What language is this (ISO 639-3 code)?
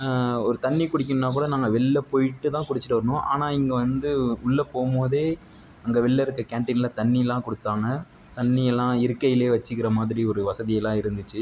tam